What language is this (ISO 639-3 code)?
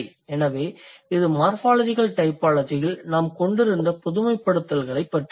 tam